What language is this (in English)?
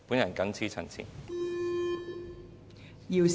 Cantonese